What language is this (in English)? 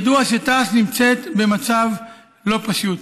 Hebrew